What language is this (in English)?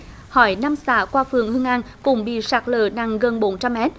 Vietnamese